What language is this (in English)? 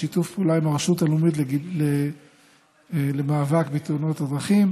Hebrew